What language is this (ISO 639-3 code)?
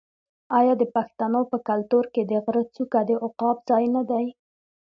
pus